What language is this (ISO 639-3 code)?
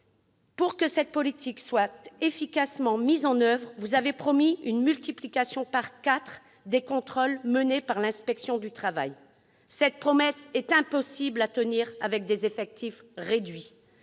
fra